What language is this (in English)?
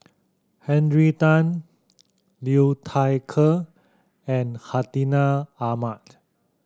English